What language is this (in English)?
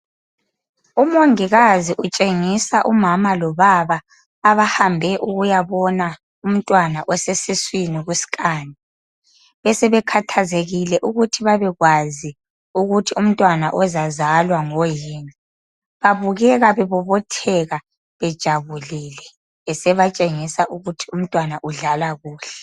North Ndebele